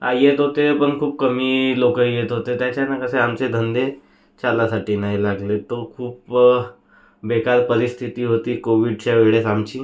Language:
Marathi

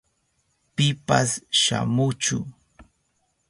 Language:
Southern Pastaza Quechua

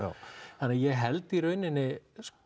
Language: Icelandic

